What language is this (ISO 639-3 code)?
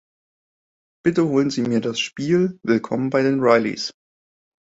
deu